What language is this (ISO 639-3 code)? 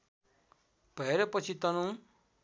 nep